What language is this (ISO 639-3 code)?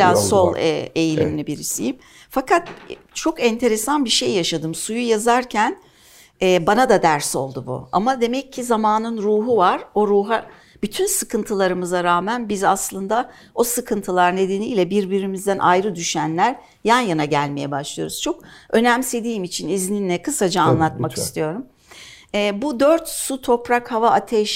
tur